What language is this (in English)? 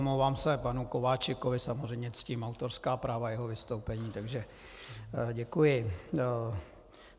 Czech